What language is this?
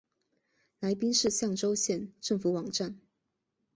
Chinese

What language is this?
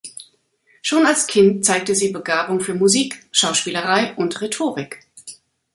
German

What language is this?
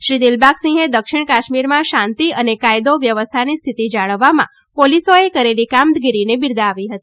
Gujarati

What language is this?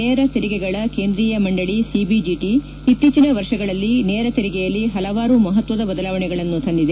Kannada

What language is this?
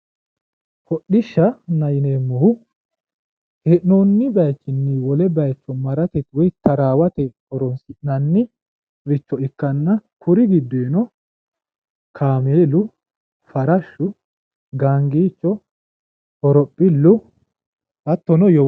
Sidamo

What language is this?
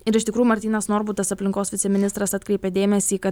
Lithuanian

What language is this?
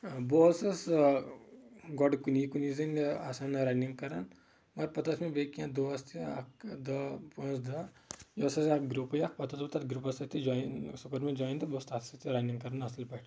Kashmiri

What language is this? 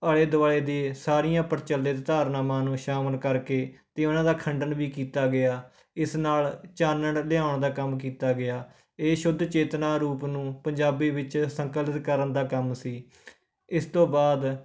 Punjabi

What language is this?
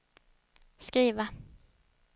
Swedish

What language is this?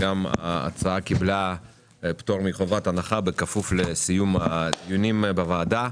Hebrew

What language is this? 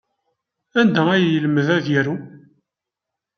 Kabyle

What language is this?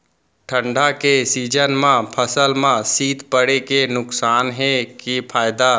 Chhattisgarhi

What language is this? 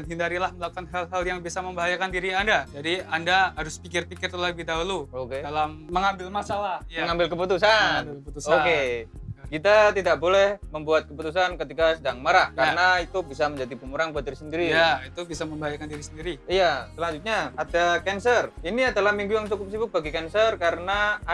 Indonesian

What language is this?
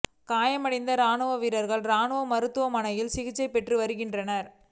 Tamil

